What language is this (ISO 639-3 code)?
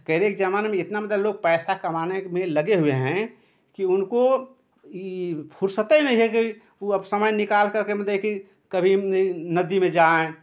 hin